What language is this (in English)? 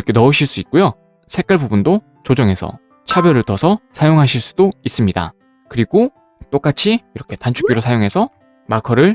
Korean